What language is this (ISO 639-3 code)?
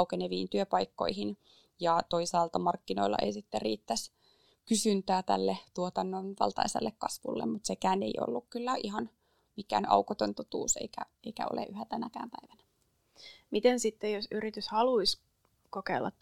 fin